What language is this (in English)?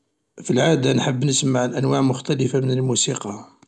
Algerian Arabic